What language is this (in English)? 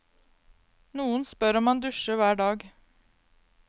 Norwegian